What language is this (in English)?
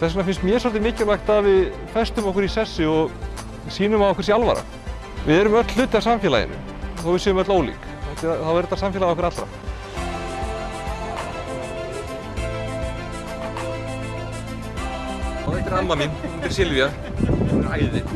Icelandic